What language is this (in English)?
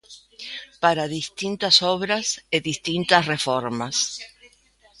Galician